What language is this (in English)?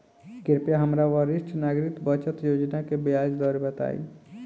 Bhojpuri